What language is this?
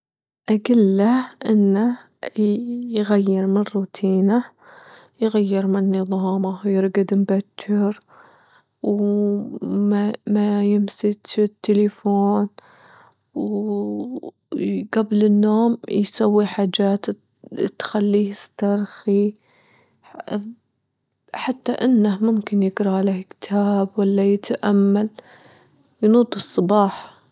Gulf Arabic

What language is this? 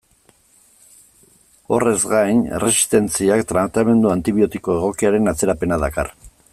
Basque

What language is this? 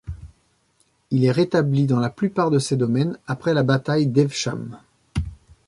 French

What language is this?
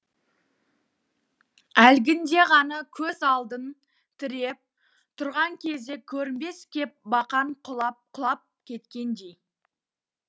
Kazakh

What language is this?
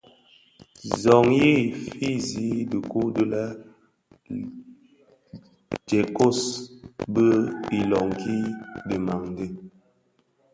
Bafia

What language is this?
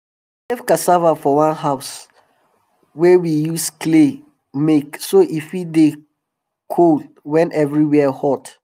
Nigerian Pidgin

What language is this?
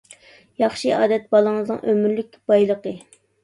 Uyghur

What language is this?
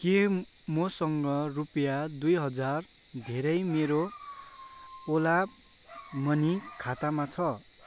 Nepali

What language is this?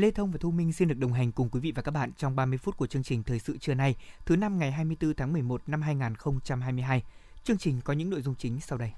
Vietnamese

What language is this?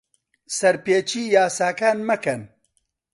Central Kurdish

